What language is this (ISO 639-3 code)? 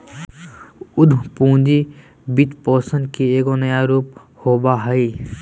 mag